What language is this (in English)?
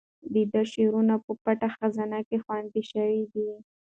Pashto